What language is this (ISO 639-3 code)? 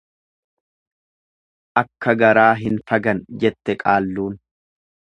orm